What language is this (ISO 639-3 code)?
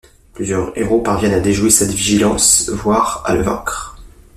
fra